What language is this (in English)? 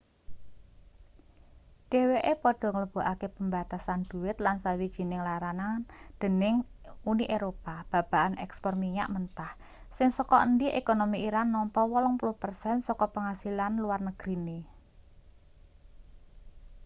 Javanese